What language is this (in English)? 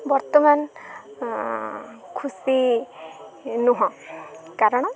Odia